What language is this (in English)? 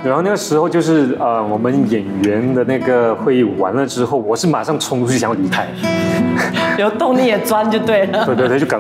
Chinese